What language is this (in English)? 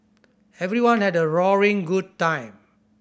English